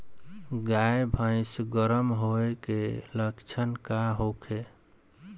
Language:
Bhojpuri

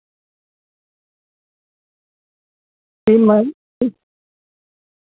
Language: Santali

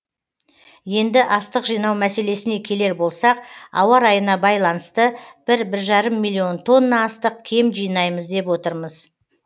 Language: Kazakh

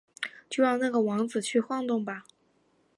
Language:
Chinese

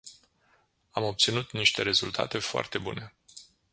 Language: Romanian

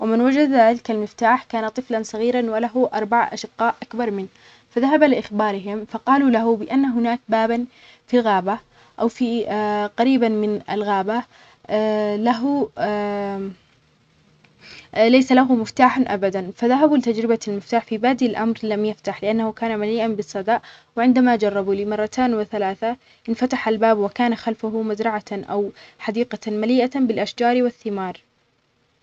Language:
Omani Arabic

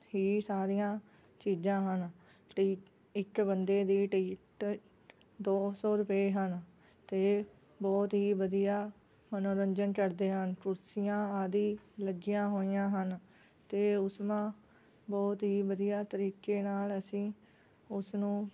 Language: Punjabi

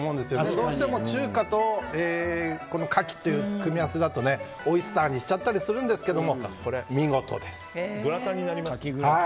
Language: Japanese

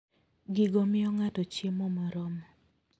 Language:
Luo (Kenya and Tanzania)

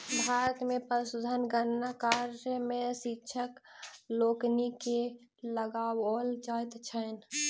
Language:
Maithili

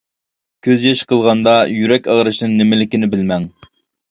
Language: Uyghur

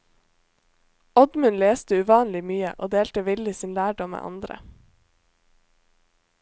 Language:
Norwegian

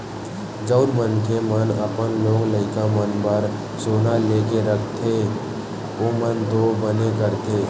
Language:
Chhattisgarhi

